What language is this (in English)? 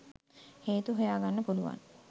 Sinhala